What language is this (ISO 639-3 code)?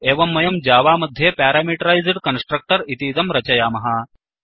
san